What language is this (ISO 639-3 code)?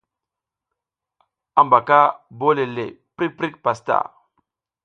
giz